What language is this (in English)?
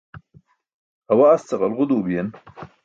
Burushaski